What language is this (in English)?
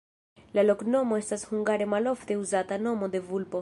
Esperanto